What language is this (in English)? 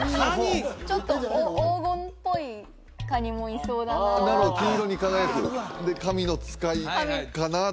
Japanese